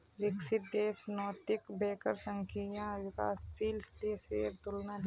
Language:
Magahi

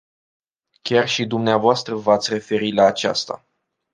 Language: Romanian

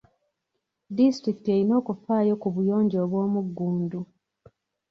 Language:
Ganda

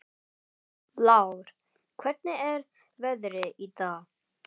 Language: Icelandic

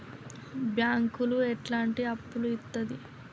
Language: Telugu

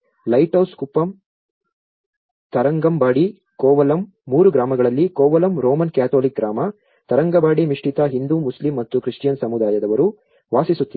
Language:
Kannada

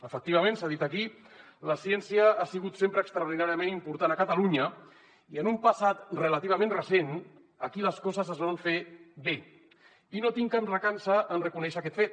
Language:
Catalan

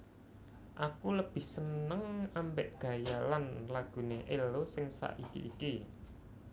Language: Javanese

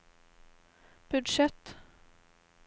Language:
Norwegian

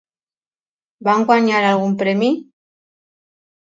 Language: Catalan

